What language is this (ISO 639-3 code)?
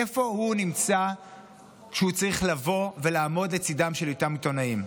heb